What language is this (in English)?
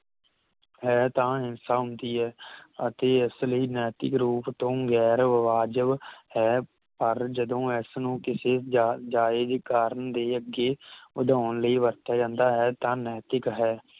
Punjabi